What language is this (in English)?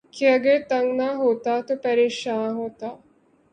Urdu